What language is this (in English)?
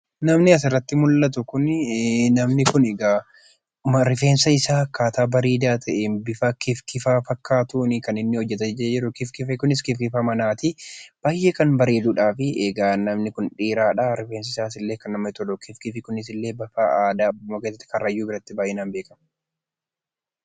Oromo